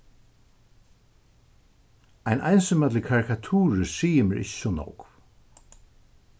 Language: Faroese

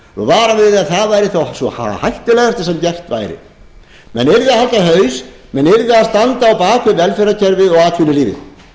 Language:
Icelandic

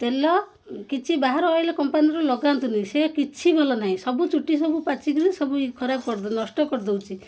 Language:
Odia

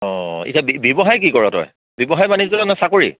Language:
Assamese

